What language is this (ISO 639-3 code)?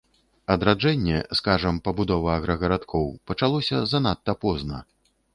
bel